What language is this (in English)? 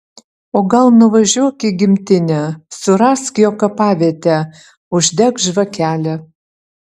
Lithuanian